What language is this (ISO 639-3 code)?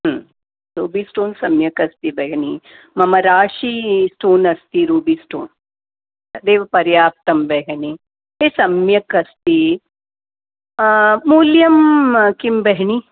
san